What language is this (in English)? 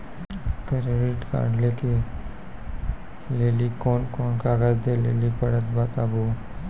Maithili